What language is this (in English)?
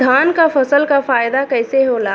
Bhojpuri